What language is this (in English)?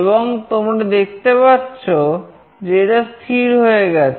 Bangla